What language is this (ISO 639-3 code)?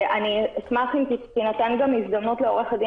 heb